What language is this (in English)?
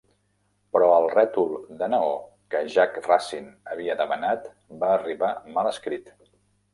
Catalan